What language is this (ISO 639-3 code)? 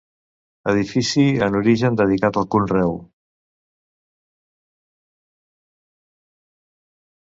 cat